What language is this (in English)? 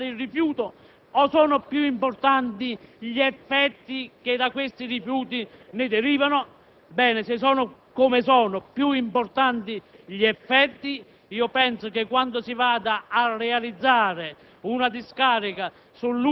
Italian